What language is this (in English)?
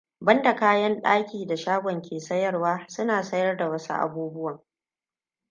Hausa